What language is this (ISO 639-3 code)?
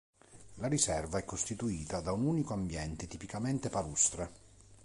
ita